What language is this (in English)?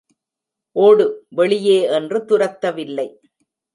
Tamil